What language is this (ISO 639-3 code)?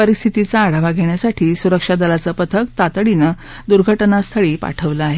mar